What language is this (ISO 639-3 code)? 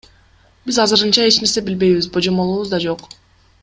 kir